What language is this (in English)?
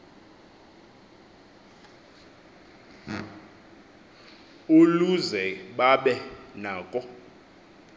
Xhosa